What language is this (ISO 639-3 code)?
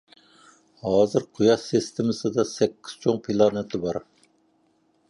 uig